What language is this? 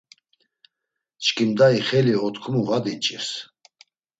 Laz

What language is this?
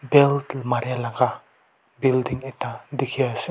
Naga Pidgin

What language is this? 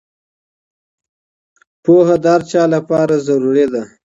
Pashto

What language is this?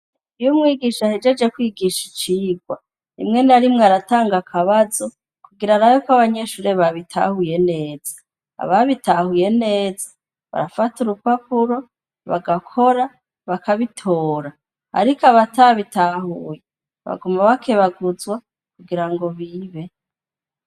Rundi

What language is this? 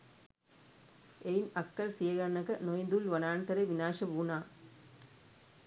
Sinhala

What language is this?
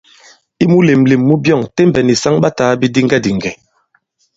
Bankon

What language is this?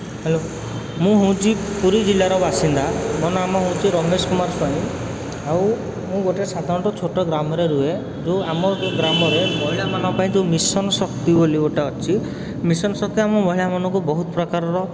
Odia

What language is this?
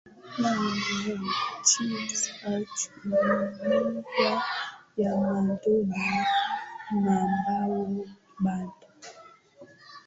Swahili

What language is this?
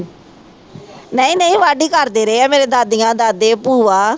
Punjabi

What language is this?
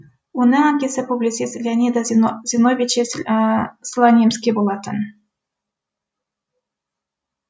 Kazakh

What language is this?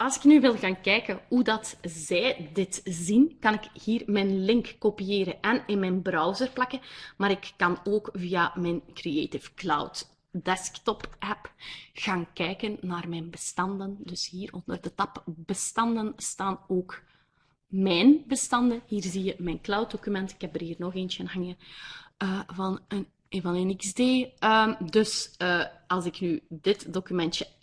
Dutch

